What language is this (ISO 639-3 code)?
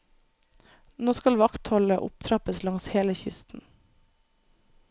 nor